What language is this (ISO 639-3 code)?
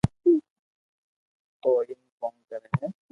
lrk